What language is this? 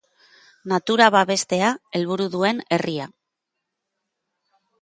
Basque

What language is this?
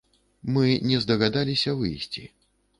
Belarusian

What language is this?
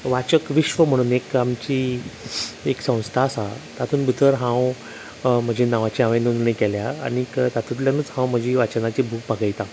Konkani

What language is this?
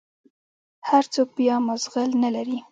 Pashto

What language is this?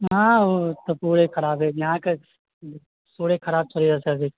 Maithili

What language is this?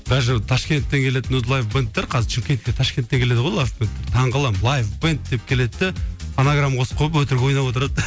Kazakh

